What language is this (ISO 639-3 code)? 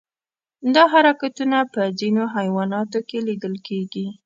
pus